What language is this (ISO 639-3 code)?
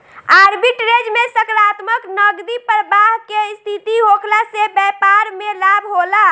bho